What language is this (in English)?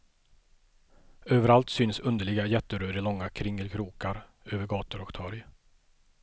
Swedish